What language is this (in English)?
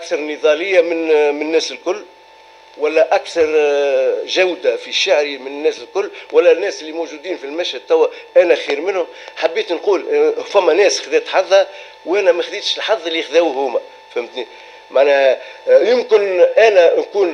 Arabic